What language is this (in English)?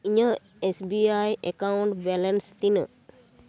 Santali